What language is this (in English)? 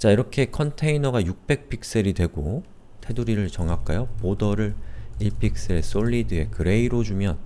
Korean